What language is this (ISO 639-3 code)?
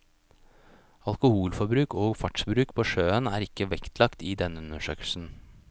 nor